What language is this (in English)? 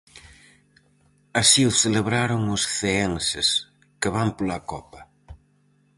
Galician